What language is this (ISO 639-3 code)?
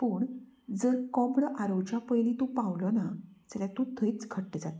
kok